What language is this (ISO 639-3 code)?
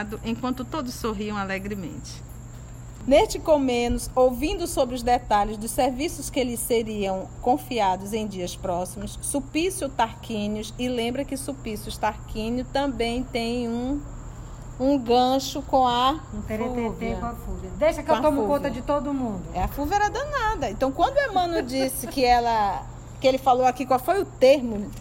por